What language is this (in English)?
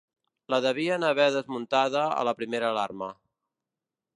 Catalan